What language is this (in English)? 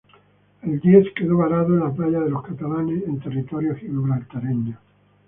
Spanish